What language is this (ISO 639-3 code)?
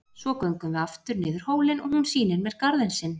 isl